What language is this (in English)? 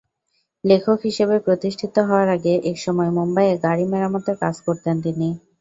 Bangla